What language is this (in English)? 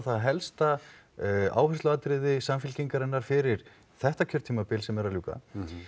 Icelandic